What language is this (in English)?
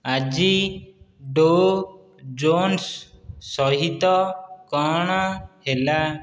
Odia